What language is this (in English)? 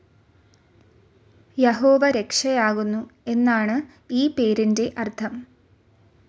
Malayalam